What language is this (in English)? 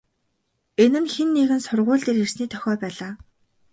Mongolian